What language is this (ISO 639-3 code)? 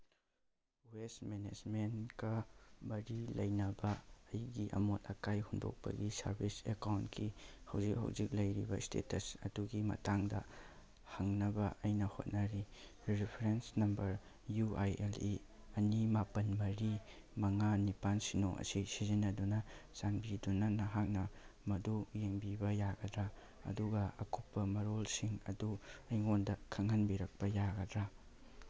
mni